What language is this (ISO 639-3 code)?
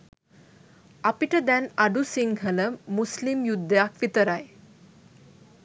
sin